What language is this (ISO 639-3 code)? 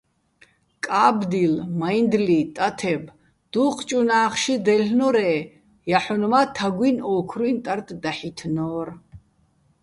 bbl